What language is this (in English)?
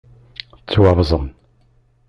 Kabyle